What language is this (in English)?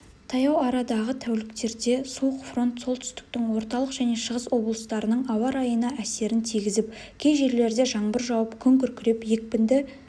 Kazakh